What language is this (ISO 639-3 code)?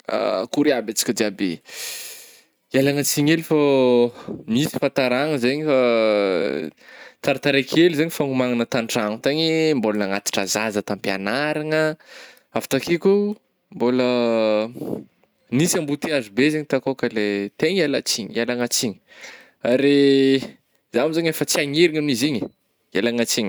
bmm